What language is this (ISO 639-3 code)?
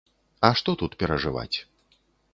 bel